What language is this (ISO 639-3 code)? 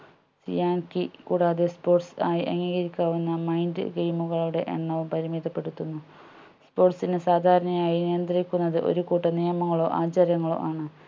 mal